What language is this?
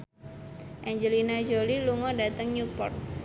Javanese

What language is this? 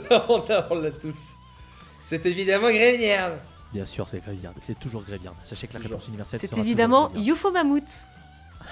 French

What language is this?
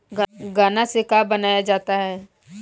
Bhojpuri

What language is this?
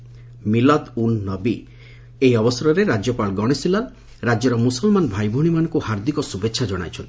Odia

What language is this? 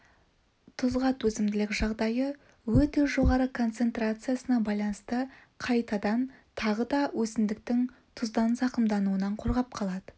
Kazakh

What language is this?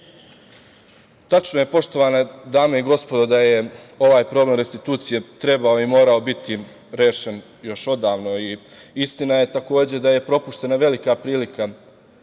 Serbian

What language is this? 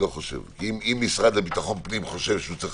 Hebrew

